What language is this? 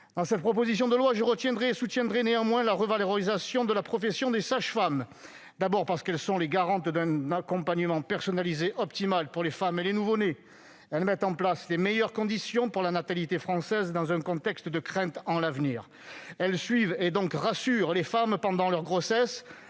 French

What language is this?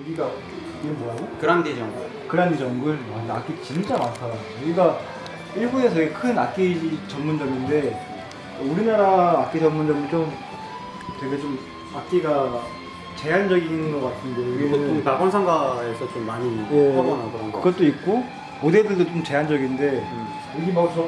Korean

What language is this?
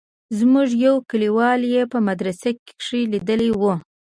Pashto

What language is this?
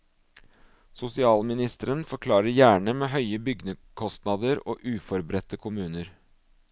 Norwegian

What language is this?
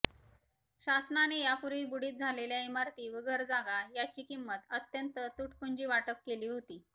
Marathi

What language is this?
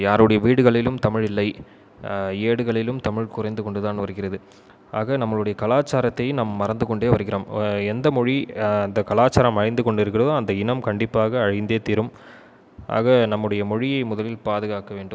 Tamil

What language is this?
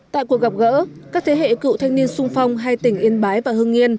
Vietnamese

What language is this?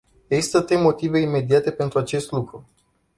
Romanian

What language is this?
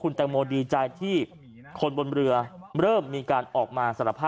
Thai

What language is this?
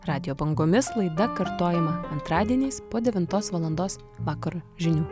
Lithuanian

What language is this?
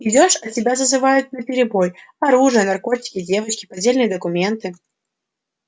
Russian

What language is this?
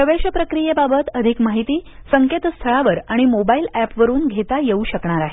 Marathi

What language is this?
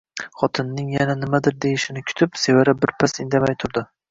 Uzbek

